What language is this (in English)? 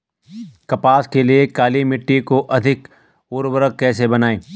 Hindi